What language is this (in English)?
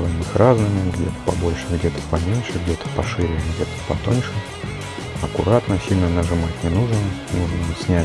Russian